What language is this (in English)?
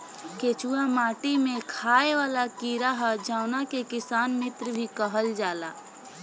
Bhojpuri